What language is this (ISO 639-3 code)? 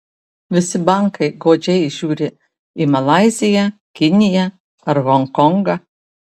lit